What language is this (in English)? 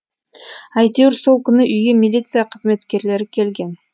Kazakh